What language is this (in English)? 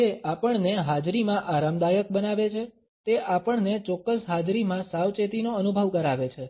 Gujarati